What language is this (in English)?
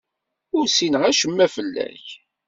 Kabyle